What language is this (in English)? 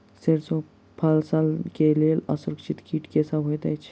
Maithili